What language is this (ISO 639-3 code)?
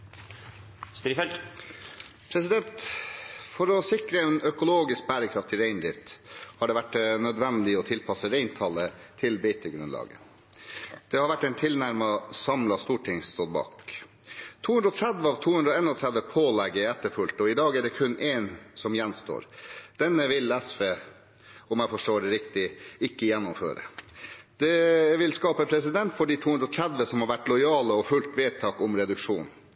nor